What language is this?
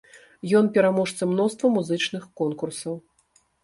Belarusian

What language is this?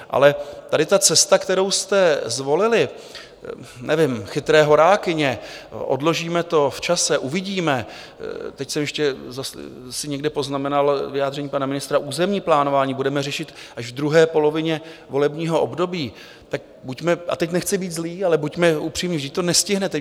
Czech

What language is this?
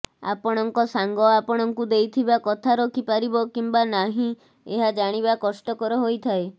Odia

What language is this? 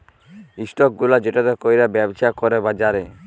Bangla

